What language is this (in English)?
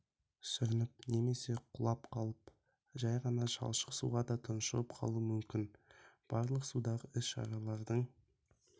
Kazakh